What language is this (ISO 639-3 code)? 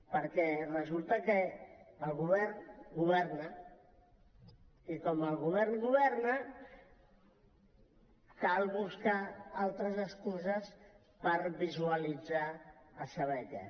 cat